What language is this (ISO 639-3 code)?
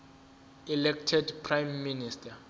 zul